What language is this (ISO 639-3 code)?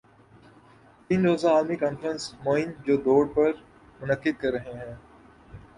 urd